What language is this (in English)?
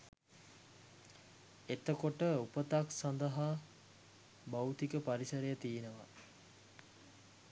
Sinhala